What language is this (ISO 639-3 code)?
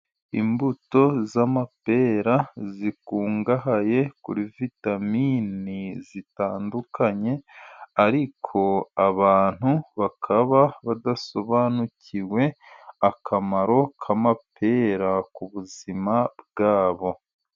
kin